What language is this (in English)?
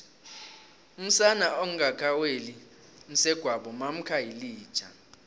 South Ndebele